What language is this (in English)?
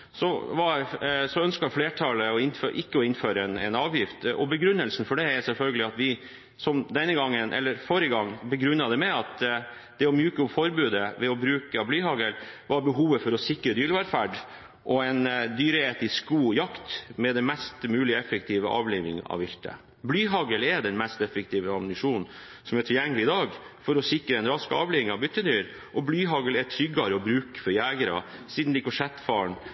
Norwegian Bokmål